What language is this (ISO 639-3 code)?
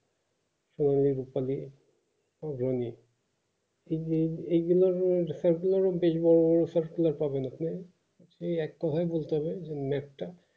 ben